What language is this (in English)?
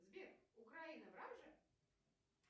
Russian